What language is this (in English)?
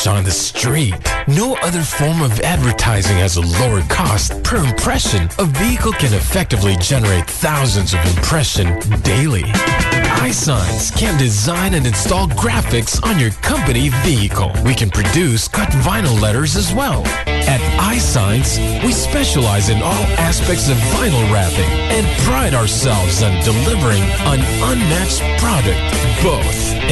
Filipino